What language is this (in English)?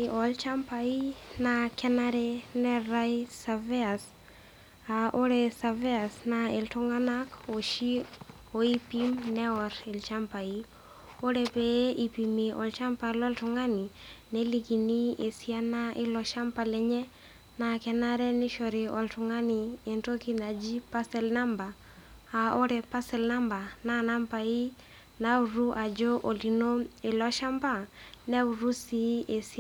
Masai